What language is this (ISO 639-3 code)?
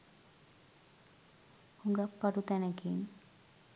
sin